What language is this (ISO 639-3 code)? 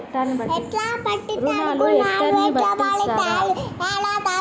tel